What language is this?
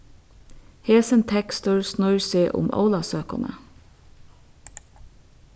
Faroese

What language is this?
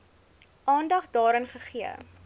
Afrikaans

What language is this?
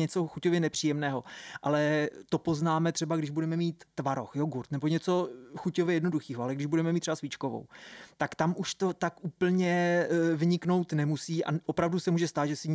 Czech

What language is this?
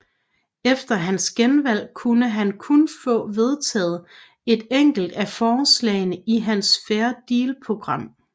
Danish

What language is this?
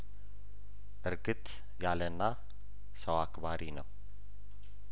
Amharic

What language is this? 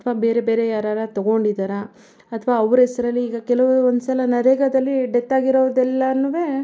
Kannada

